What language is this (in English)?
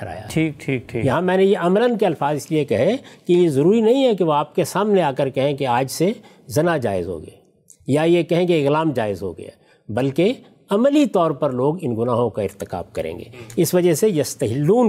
Urdu